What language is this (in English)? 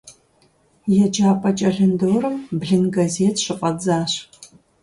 Kabardian